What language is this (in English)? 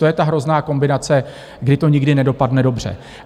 Czech